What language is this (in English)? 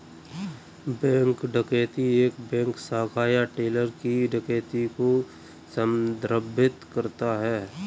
Hindi